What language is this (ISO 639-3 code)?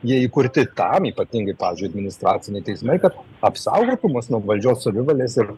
lit